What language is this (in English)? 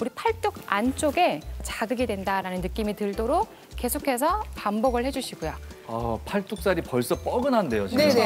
Korean